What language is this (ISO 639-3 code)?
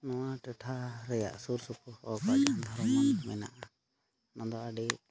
sat